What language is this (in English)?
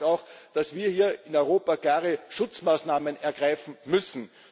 German